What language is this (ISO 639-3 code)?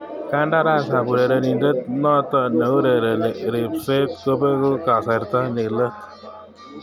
kln